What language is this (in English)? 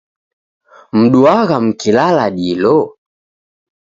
Taita